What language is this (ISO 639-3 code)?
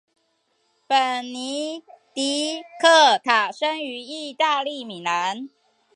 zho